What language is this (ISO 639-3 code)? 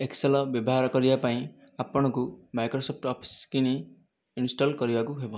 ori